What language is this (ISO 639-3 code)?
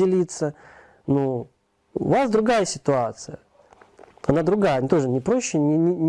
rus